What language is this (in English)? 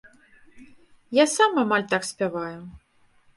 Belarusian